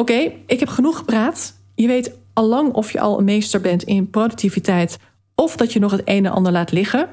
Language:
Dutch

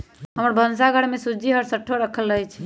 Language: Magahi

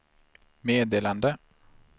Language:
Swedish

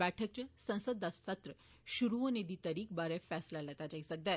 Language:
Dogri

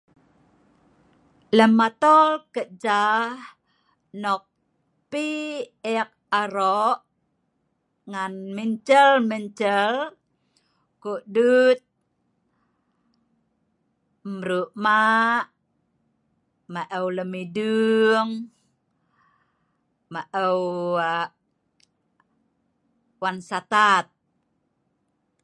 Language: Sa'ban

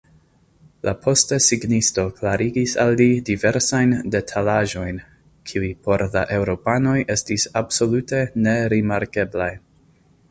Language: Esperanto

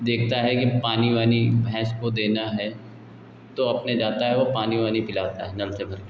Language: Hindi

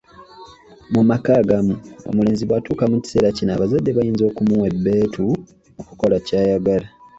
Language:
Ganda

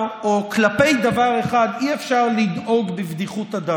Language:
Hebrew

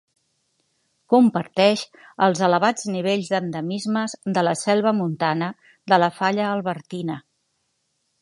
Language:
Catalan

